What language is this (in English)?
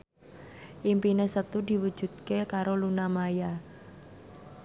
Javanese